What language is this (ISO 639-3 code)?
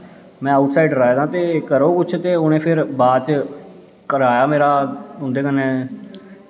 doi